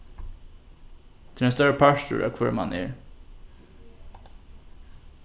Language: Faroese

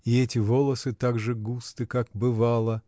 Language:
Russian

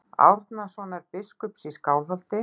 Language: Icelandic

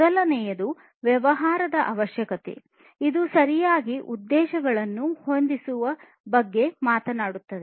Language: Kannada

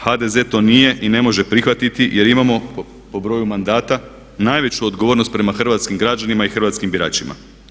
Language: Croatian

